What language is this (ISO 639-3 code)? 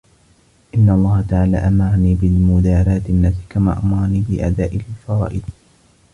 ara